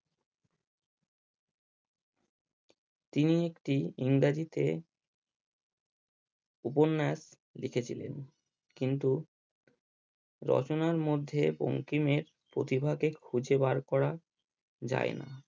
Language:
Bangla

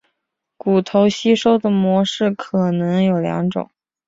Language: Chinese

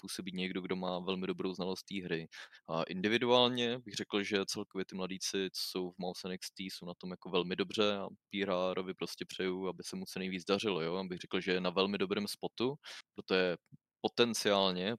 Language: Czech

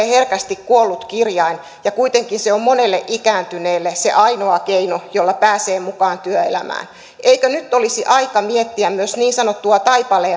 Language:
Finnish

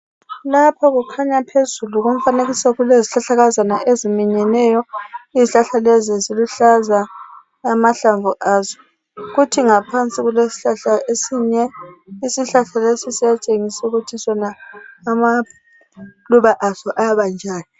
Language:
North Ndebele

